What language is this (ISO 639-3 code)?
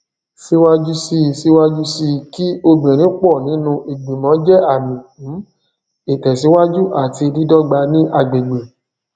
yor